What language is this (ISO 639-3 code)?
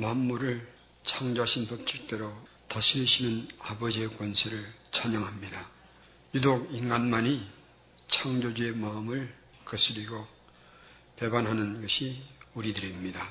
kor